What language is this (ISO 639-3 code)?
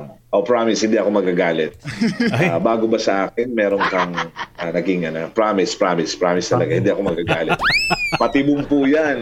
fil